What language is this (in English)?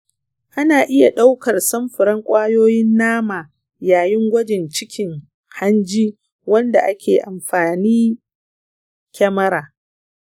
Hausa